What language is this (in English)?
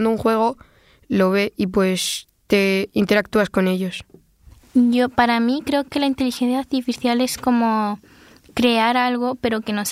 Spanish